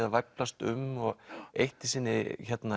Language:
Icelandic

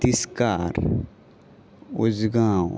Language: Konkani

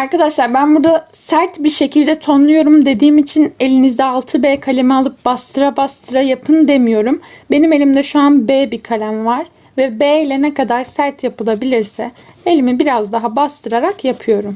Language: Turkish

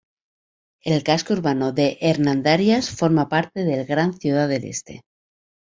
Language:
Spanish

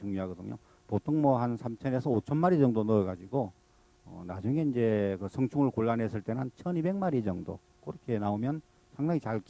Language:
Korean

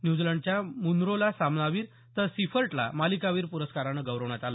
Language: Marathi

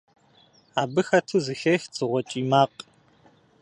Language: Kabardian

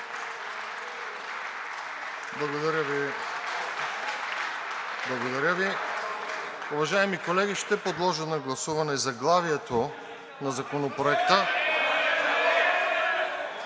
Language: Bulgarian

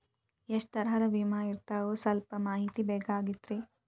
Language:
Kannada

